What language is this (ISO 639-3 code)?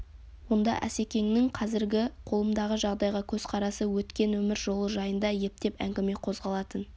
kaz